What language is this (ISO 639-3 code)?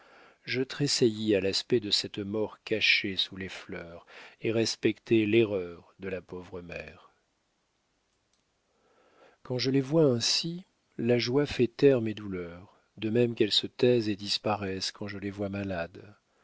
fra